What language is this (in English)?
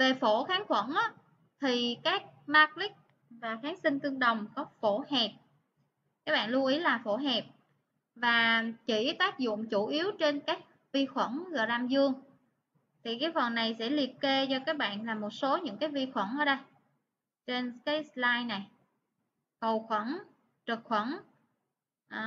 Vietnamese